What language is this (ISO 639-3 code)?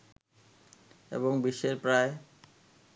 ben